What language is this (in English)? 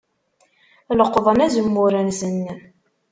Kabyle